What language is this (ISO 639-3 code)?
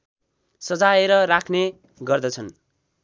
nep